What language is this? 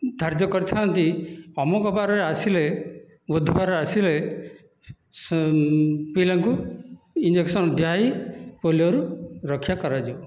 Odia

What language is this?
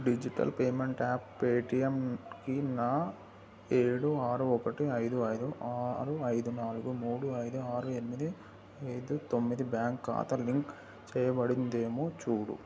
Telugu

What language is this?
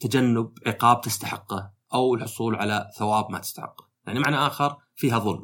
Arabic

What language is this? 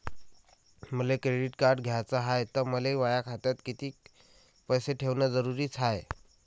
Marathi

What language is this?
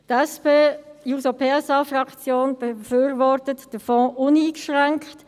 Swiss German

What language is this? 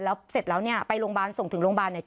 Thai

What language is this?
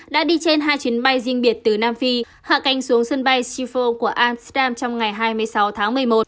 Vietnamese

